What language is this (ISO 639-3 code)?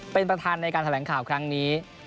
tha